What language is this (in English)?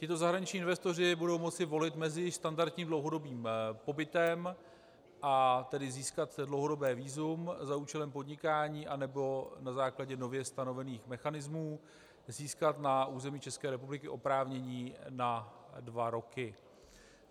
Czech